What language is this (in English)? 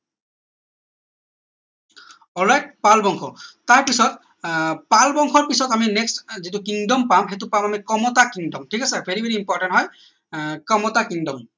Assamese